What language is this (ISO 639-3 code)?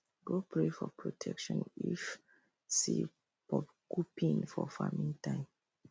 pcm